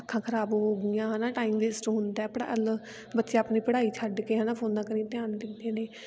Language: Punjabi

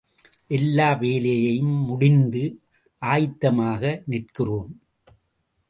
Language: Tamil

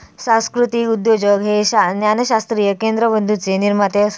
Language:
Marathi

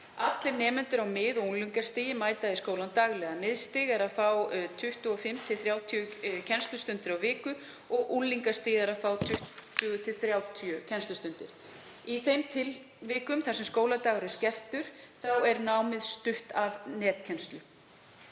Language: Icelandic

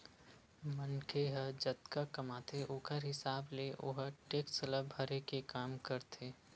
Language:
Chhattisgarhi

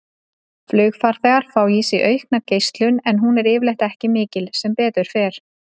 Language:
Icelandic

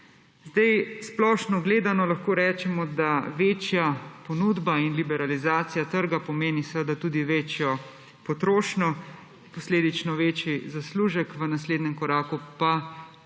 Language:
Slovenian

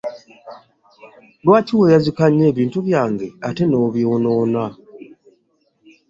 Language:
Ganda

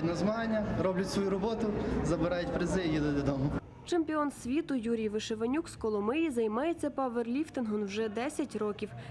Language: Ukrainian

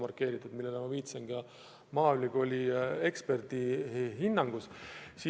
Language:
Estonian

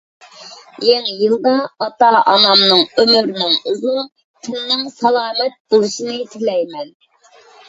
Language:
Uyghur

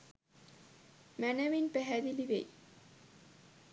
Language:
Sinhala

